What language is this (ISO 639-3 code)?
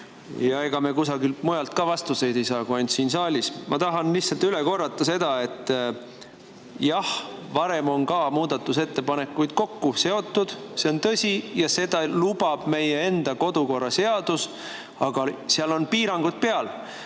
est